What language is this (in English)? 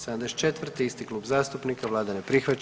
Croatian